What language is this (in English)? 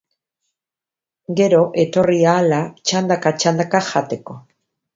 Basque